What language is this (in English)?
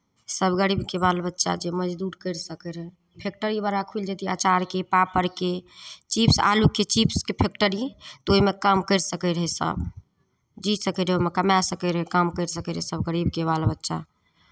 Maithili